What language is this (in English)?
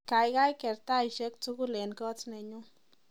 Kalenjin